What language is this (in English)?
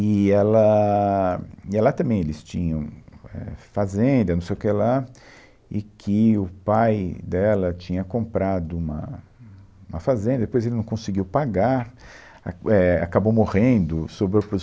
Portuguese